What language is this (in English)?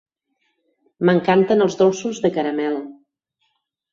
Catalan